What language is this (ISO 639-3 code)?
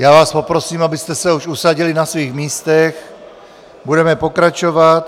ces